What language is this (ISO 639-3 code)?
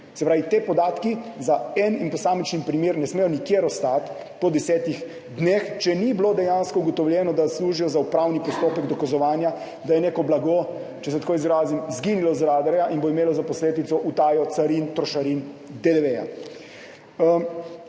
slv